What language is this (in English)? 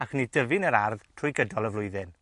Welsh